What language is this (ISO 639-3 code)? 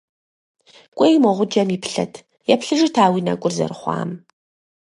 kbd